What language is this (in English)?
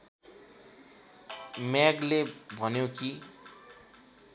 Nepali